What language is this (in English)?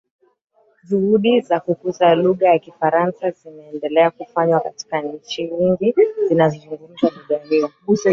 Swahili